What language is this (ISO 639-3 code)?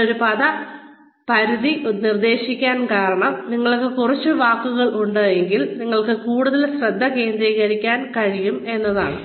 mal